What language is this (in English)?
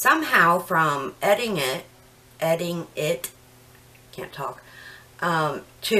English